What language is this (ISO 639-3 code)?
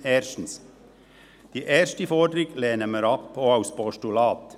gsw